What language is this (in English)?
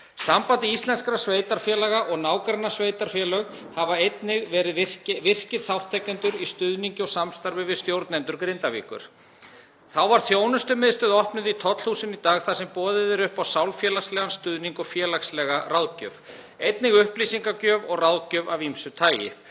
Icelandic